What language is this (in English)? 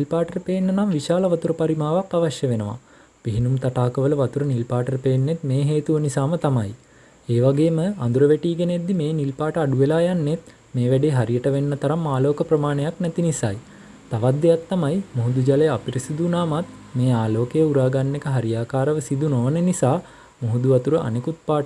Sinhala